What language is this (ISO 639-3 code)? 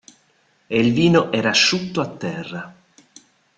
ita